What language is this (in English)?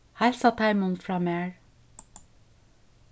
Faroese